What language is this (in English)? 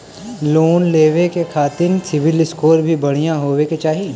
Bhojpuri